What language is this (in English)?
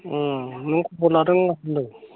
Bodo